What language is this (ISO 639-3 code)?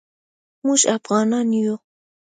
pus